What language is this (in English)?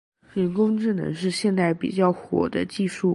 Chinese